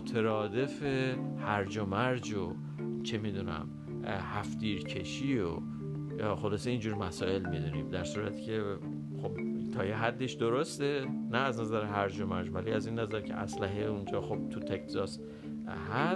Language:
Persian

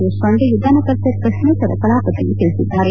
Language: Kannada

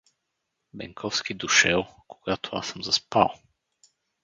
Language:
Bulgarian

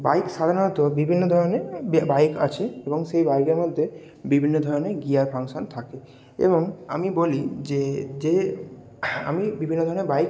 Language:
Bangla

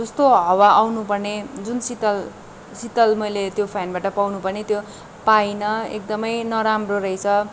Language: Nepali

